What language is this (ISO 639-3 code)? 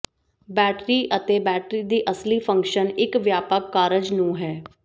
pan